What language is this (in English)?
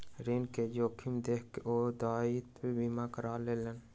Maithili